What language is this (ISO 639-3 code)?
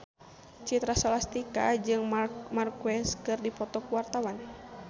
sun